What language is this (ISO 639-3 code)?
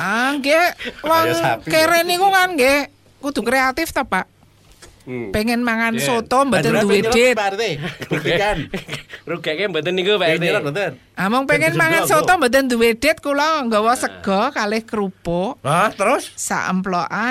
ind